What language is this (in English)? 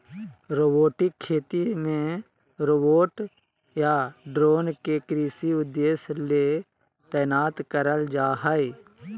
Magahi